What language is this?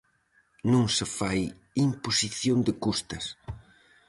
Galician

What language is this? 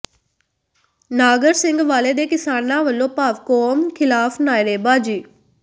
Punjabi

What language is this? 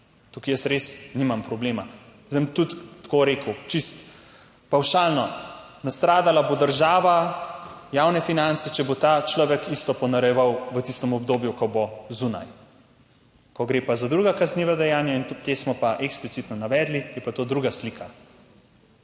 Slovenian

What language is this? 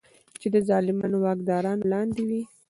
Pashto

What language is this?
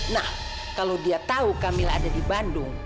Indonesian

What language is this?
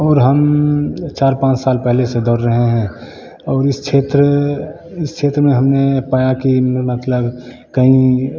Hindi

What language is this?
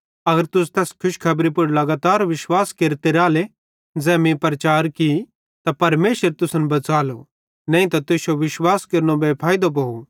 Bhadrawahi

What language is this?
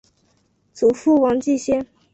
Chinese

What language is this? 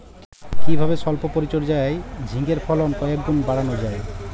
Bangla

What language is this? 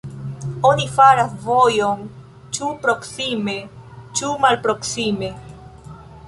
Esperanto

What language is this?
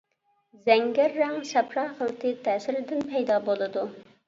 Uyghur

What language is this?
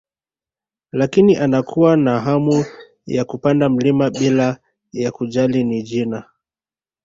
Swahili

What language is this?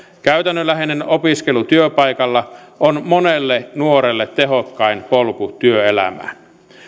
Finnish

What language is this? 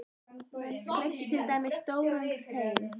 Icelandic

